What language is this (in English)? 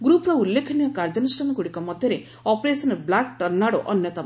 Odia